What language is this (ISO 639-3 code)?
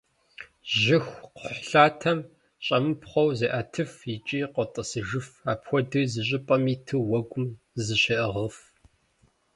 kbd